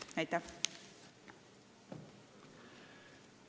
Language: Estonian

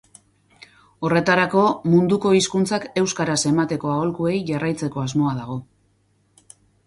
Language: Basque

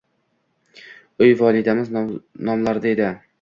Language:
Uzbek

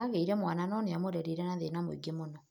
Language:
Kikuyu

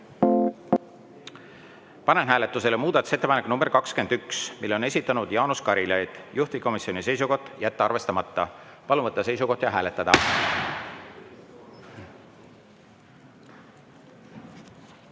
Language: Estonian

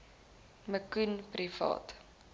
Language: Afrikaans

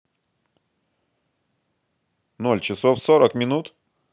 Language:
Russian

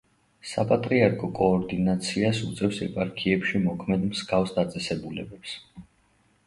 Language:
Georgian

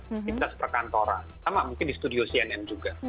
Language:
Indonesian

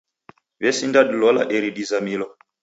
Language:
Taita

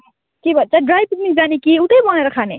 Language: Nepali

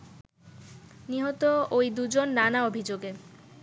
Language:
Bangla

